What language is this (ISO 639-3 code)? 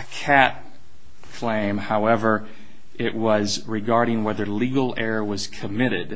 eng